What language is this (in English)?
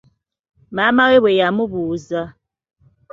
Ganda